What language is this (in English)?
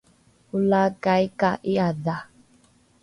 Rukai